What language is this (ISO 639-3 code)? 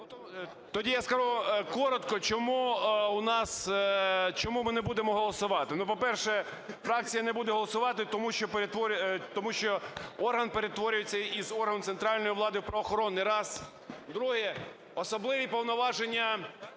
ukr